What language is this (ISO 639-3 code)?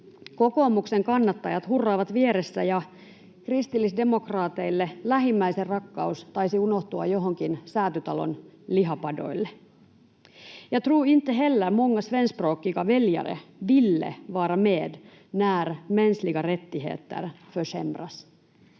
fin